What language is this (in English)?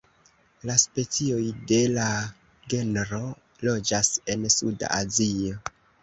Esperanto